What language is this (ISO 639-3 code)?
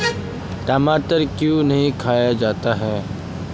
mag